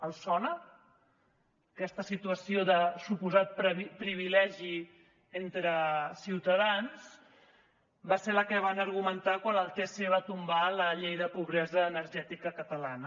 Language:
Catalan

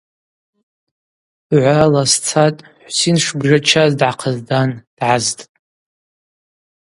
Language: Abaza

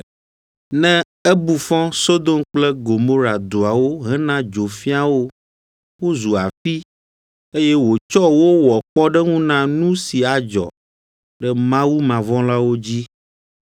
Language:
Ewe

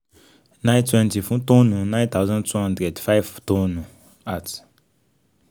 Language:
Yoruba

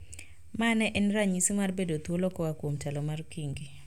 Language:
Luo (Kenya and Tanzania)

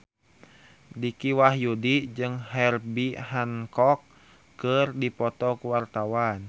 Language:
Sundanese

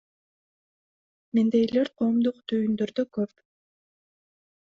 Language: Kyrgyz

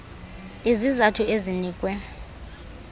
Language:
Xhosa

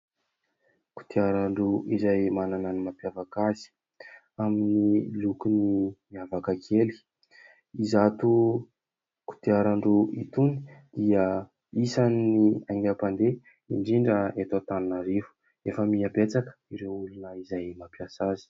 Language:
Malagasy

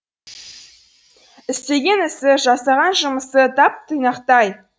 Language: Kazakh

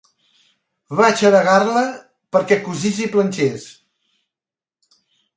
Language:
Catalan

